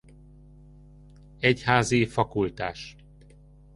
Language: Hungarian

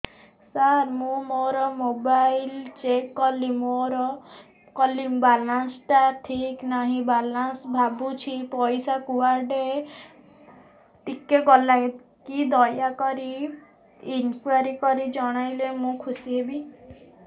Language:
Odia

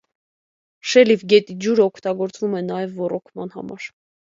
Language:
Armenian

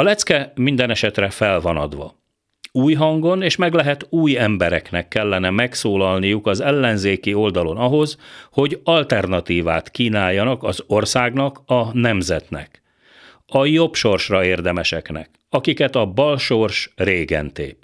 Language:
Hungarian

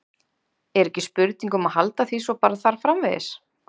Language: Icelandic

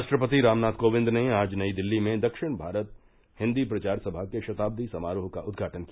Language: Hindi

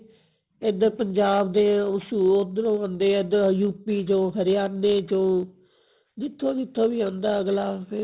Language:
Punjabi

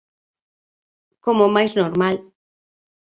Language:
Galician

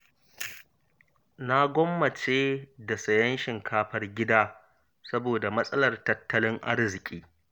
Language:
Hausa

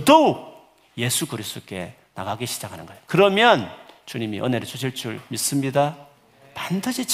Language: Korean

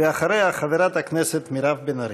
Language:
Hebrew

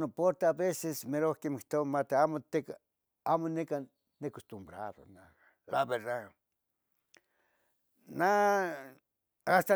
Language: Tetelcingo Nahuatl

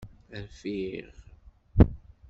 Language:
Kabyle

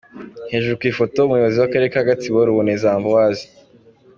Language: Kinyarwanda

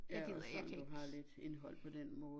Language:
Danish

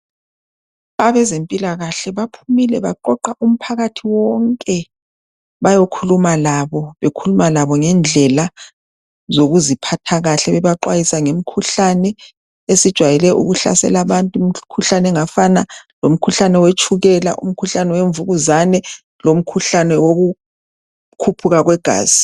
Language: North Ndebele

